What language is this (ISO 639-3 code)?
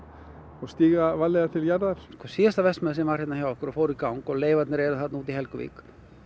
isl